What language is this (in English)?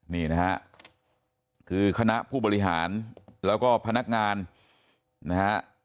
Thai